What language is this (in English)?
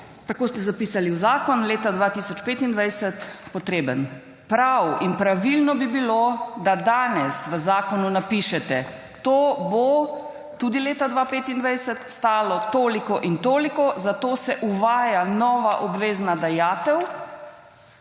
Slovenian